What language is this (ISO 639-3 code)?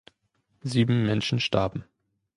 deu